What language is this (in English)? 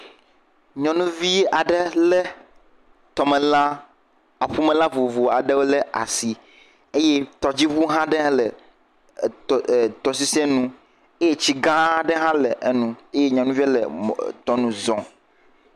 Ewe